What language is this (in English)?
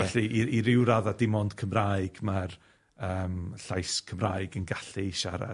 Welsh